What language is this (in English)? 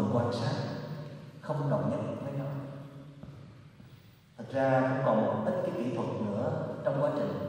Vietnamese